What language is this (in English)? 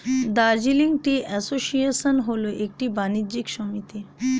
Bangla